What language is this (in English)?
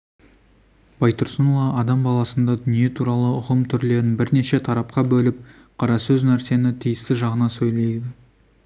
Kazakh